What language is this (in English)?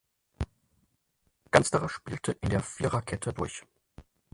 German